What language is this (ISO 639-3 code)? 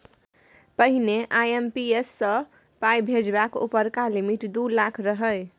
mai